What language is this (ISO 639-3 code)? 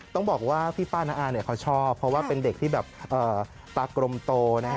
tha